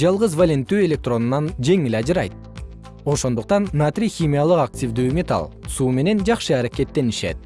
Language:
Kyrgyz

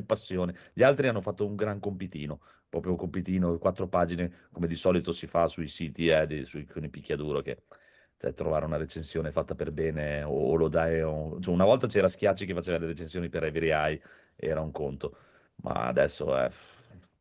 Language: Italian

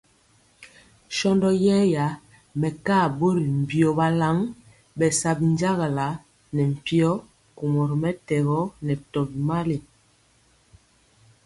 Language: Mpiemo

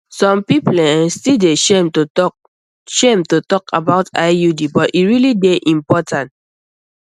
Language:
Nigerian Pidgin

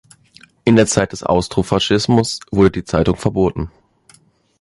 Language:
German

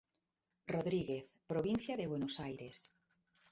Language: Spanish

